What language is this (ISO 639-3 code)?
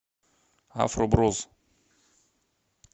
rus